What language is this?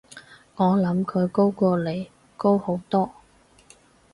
Cantonese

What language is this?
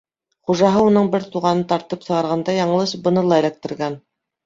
Bashkir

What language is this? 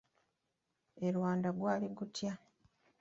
Ganda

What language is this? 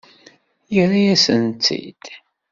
Kabyle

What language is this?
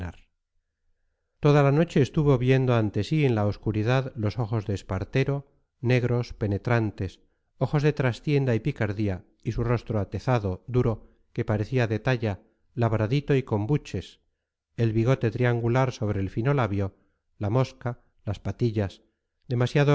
Spanish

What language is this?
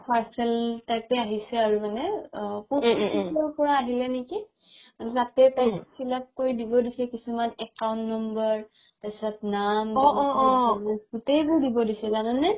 Assamese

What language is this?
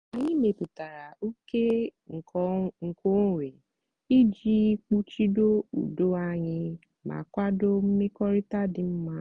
Igbo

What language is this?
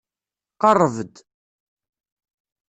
Kabyle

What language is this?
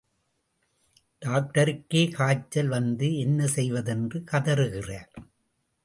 Tamil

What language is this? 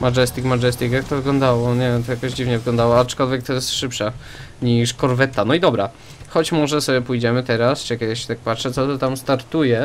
Polish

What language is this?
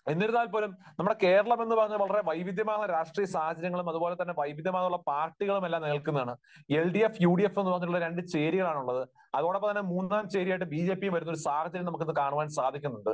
Malayalam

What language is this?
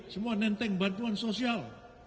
Indonesian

